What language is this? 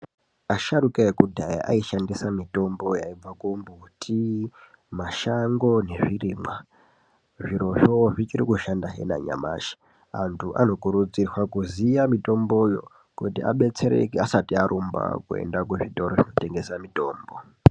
Ndau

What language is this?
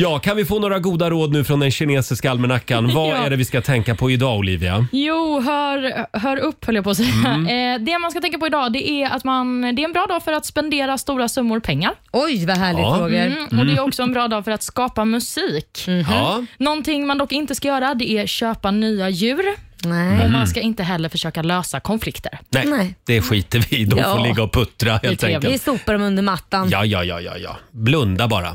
Swedish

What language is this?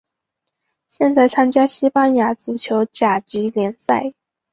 Chinese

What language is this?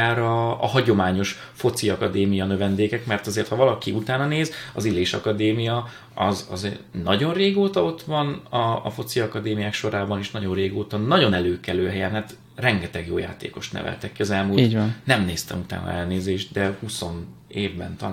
Hungarian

